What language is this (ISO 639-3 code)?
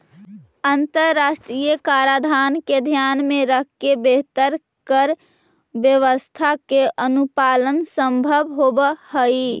mag